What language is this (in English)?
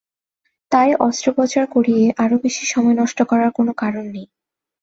Bangla